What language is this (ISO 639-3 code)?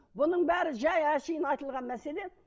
kaz